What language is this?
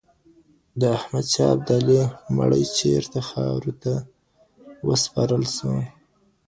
Pashto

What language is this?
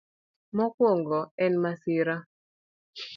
Luo (Kenya and Tanzania)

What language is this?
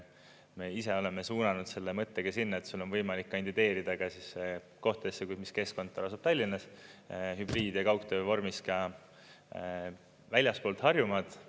Estonian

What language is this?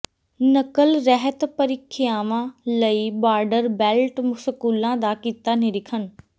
Punjabi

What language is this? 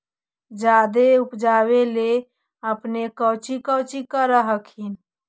Magahi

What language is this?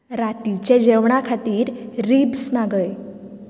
Konkani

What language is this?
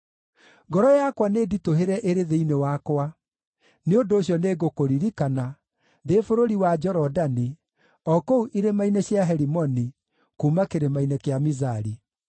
Kikuyu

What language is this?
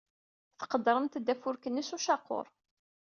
Kabyle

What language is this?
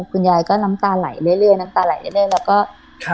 Thai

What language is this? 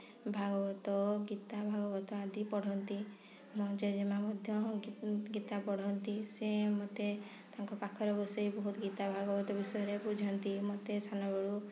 Odia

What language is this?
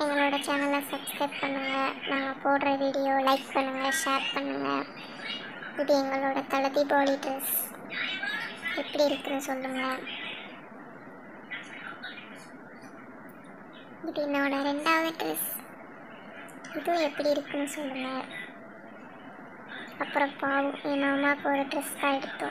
Romanian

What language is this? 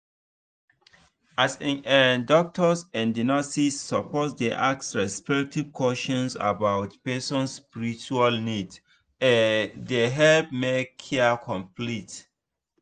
Nigerian Pidgin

